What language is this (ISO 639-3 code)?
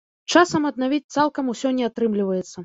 bel